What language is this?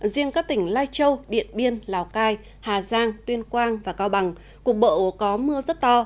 Vietnamese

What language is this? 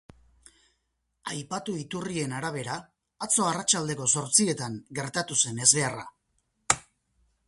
Basque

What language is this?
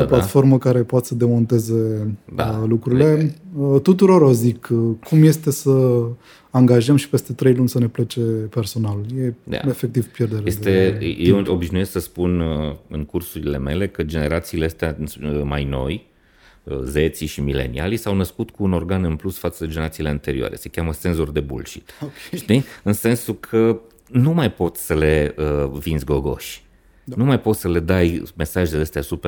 Romanian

